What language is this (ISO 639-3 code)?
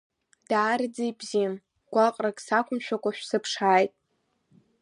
abk